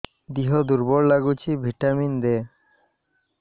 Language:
Odia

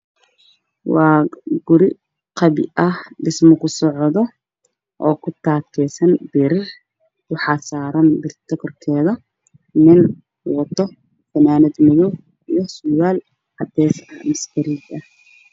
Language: Somali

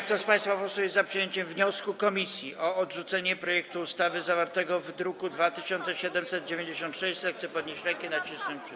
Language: Polish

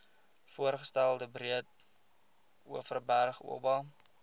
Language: Afrikaans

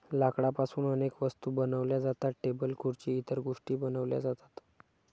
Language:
Marathi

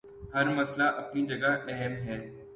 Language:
Urdu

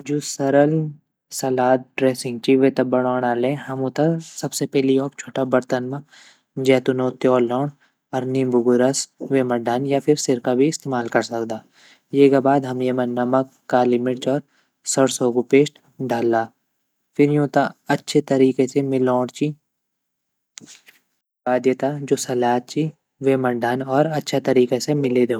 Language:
Garhwali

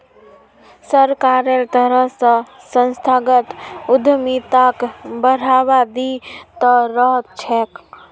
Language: Magahi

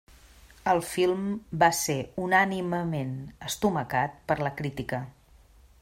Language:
Catalan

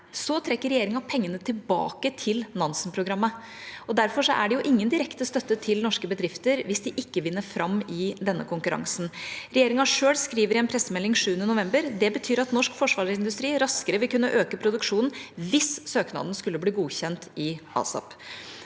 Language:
Norwegian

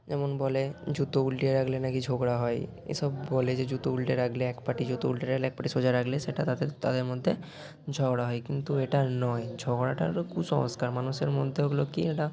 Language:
Bangla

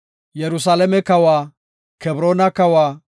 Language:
Gofa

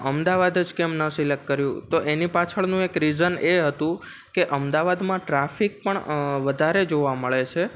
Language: Gujarati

